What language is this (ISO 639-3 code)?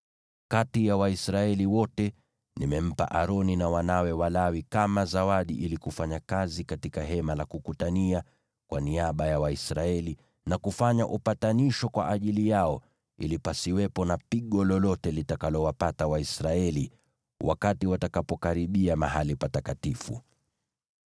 swa